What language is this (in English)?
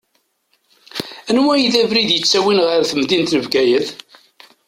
Kabyle